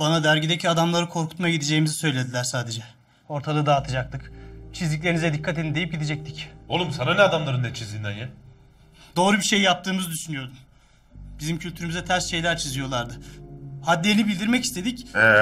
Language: Turkish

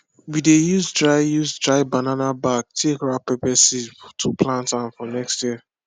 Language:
Nigerian Pidgin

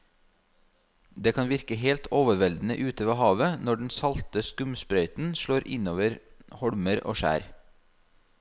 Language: Norwegian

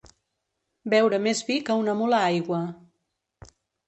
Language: Catalan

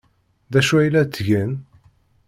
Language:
Kabyle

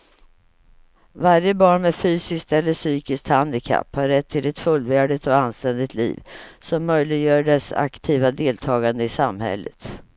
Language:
Swedish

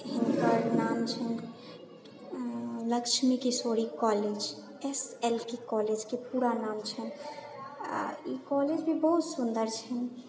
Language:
Maithili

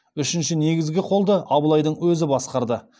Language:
Kazakh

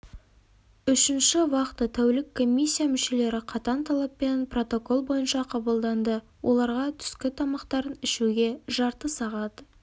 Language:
Kazakh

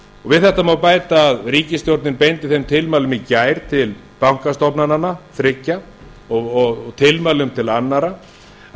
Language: Icelandic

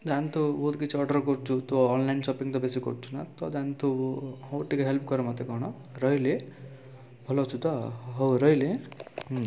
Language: Odia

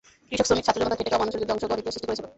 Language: Bangla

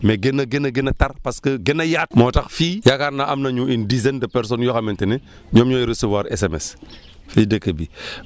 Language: Wolof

